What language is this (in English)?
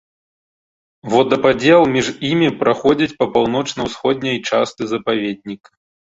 Belarusian